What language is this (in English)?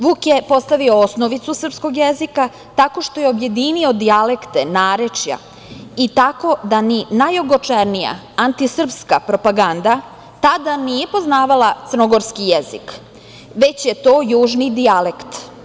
Serbian